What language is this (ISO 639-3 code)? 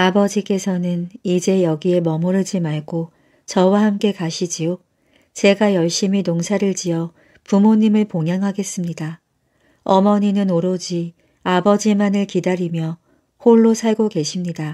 kor